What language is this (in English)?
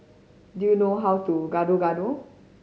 English